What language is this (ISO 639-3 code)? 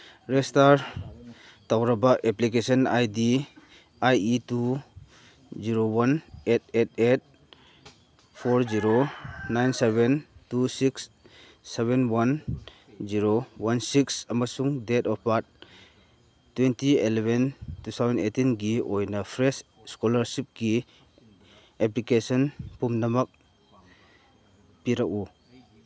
mni